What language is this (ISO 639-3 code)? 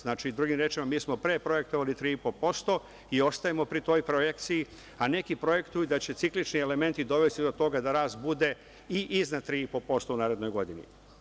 srp